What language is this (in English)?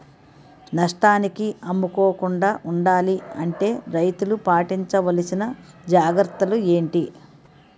Telugu